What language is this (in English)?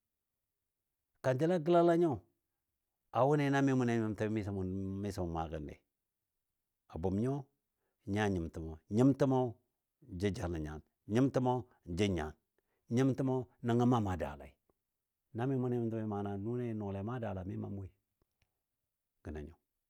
Dadiya